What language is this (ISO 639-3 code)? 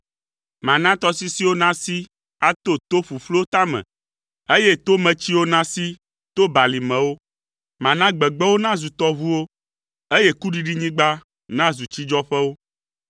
ewe